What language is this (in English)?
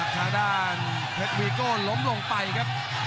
Thai